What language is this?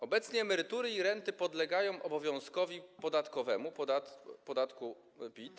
Polish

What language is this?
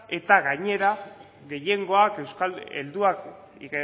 Basque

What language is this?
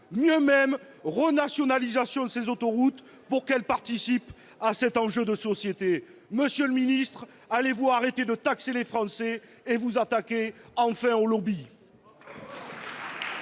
French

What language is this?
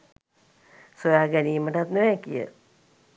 Sinhala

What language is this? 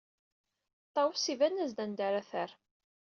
Kabyle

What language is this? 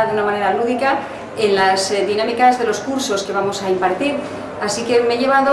Spanish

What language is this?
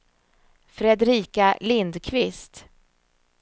Swedish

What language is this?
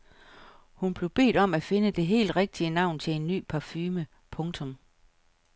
Danish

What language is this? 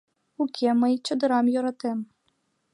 Mari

